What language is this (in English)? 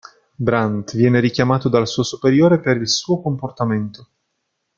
Italian